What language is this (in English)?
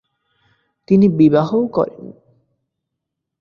Bangla